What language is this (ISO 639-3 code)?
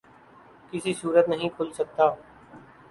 urd